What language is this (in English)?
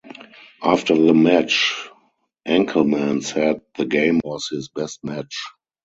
English